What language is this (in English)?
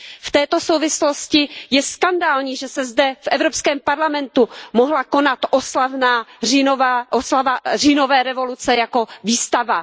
Czech